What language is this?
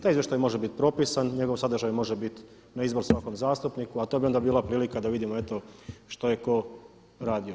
Croatian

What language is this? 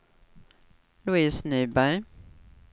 Swedish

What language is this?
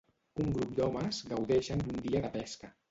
Catalan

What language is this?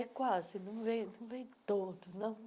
Portuguese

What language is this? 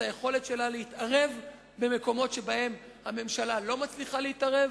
Hebrew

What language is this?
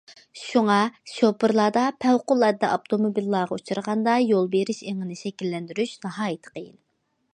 Uyghur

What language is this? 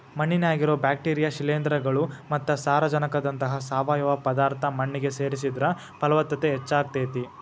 Kannada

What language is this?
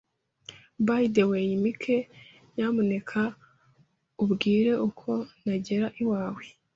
Kinyarwanda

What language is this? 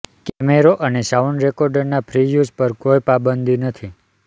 Gujarati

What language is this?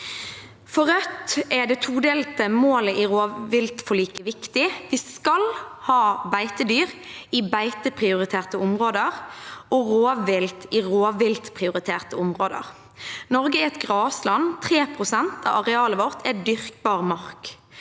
Norwegian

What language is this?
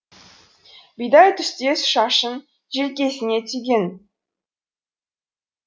Kazakh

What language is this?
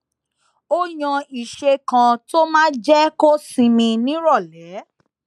Yoruba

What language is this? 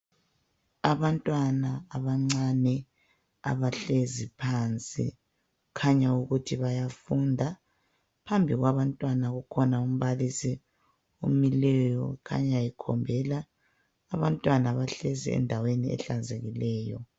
North Ndebele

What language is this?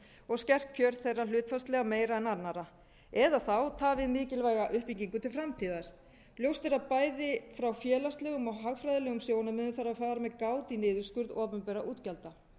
Icelandic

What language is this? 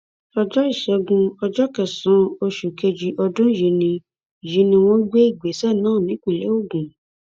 Yoruba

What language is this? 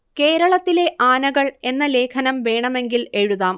Malayalam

